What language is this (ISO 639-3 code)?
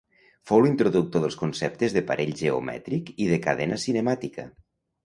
cat